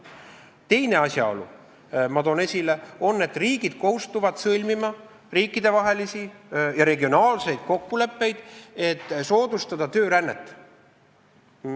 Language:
Estonian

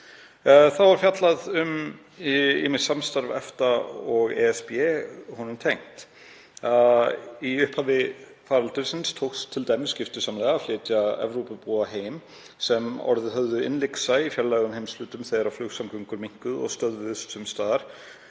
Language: Icelandic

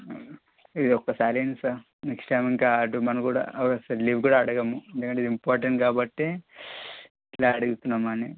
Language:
Telugu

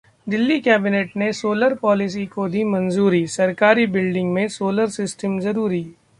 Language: Hindi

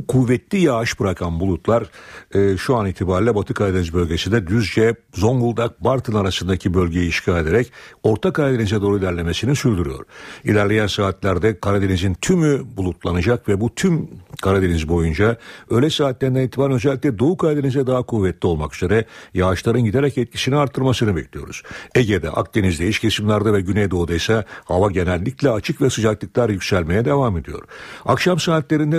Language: Turkish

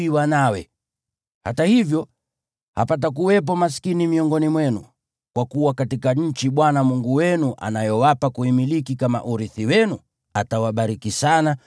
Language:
Swahili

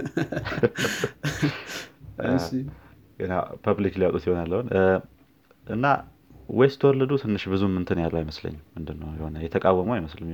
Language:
Amharic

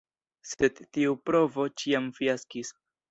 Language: Esperanto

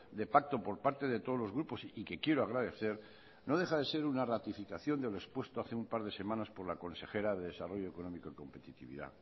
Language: Spanish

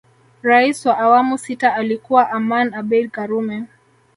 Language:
Swahili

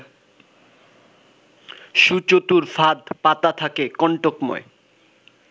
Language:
Bangla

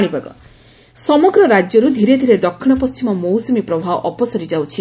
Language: Odia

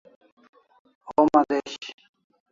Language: Kalasha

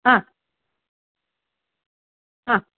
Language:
Sanskrit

